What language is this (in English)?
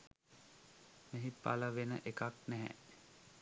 Sinhala